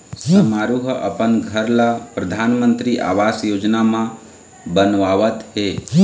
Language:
Chhattisgarhi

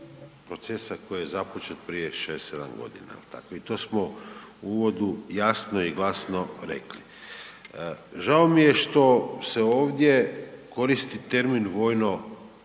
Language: Croatian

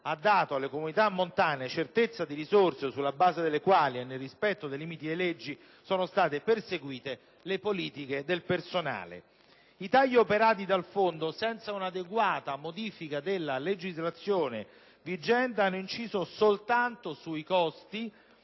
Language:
Italian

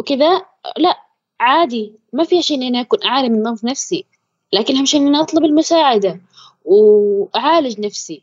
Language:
Arabic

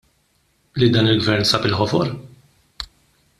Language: Maltese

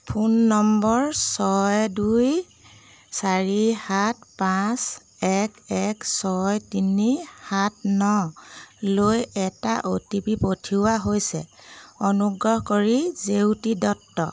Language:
Assamese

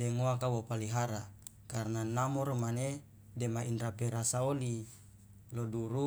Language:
Loloda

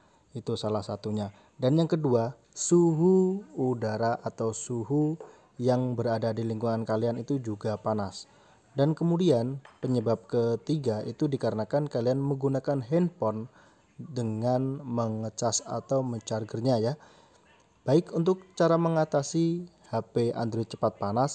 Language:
Indonesian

